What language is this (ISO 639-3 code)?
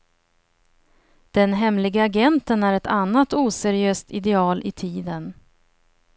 swe